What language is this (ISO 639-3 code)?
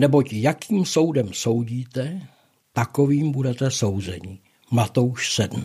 ces